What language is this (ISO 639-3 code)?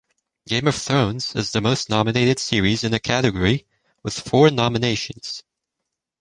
eng